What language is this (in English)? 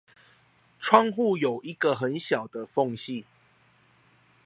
Chinese